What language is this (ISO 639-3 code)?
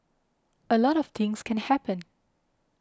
eng